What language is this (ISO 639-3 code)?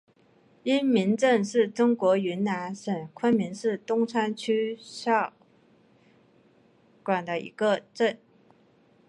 zho